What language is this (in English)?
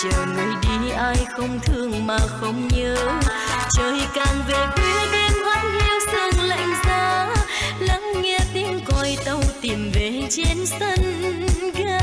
Vietnamese